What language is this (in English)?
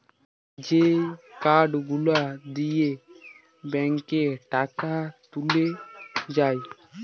Bangla